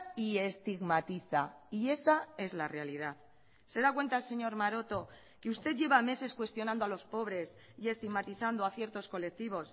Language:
Spanish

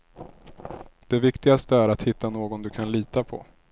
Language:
Swedish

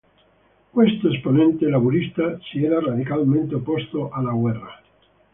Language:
Italian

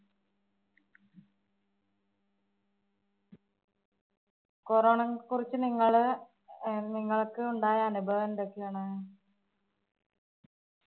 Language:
Malayalam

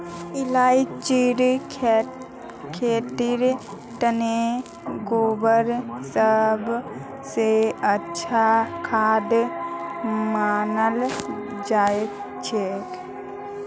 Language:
Magahi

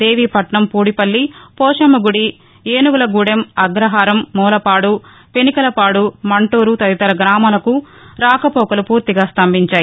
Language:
Telugu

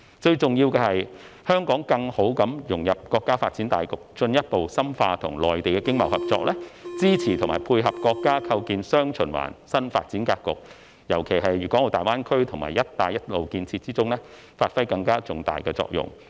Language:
Cantonese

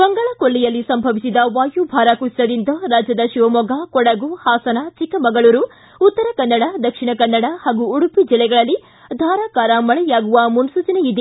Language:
Kannada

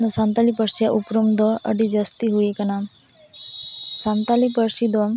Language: Santali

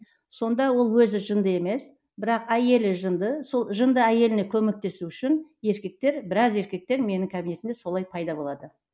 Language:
Kazakh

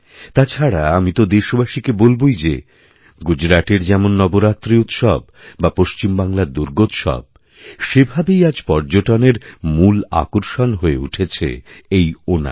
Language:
Bangla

